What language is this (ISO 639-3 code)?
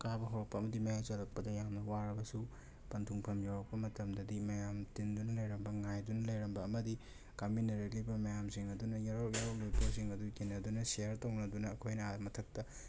mni